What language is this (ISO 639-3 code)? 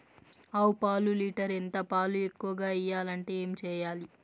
tel